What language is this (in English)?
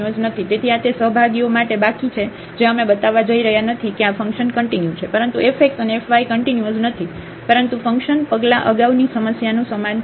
Gujarati